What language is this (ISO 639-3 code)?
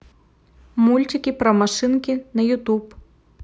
rus